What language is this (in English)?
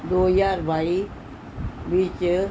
Punjabi